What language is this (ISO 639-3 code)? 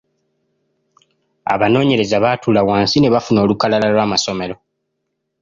lug